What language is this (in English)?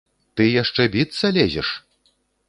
Belarusian